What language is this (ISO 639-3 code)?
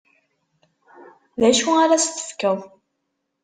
kab